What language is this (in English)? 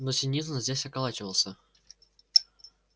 Russian